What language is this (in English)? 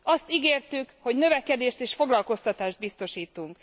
Hungarian